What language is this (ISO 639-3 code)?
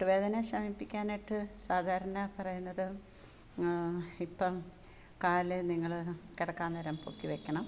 mal